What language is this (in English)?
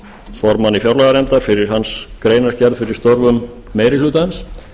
Icelandic